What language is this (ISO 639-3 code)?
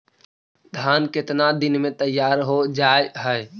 mag